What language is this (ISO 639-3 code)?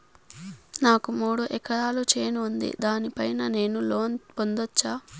tel